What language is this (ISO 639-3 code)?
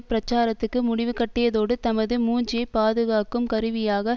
tam